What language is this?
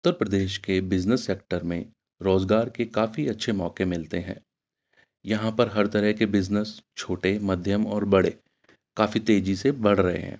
Urdu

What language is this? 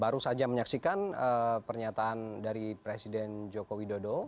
Indonesian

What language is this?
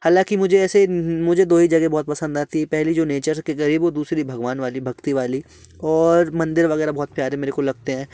Hindi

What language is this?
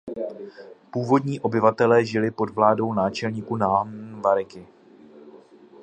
Czech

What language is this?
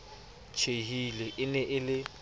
Southern Sotho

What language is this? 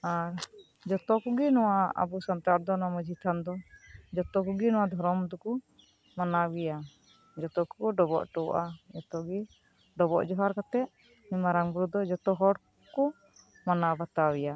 Santali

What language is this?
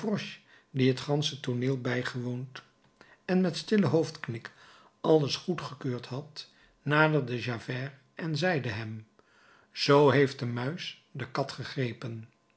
Dutch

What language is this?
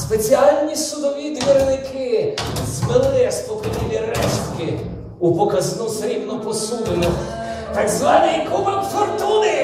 Ukrainian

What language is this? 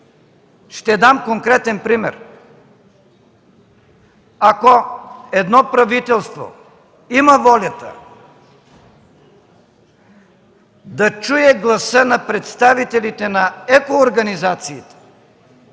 Bulgarian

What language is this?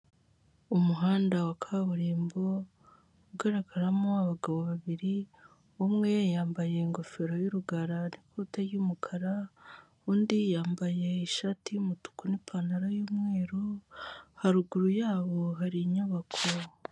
Kinyarwanda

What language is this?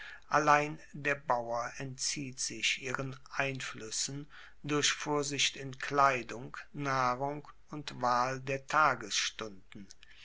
German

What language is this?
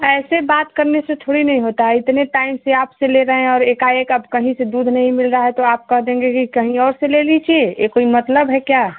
Hindi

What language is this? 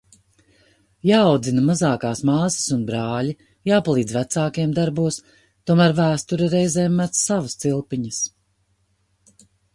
Latvian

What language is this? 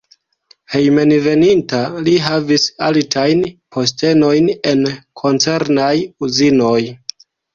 Esperanto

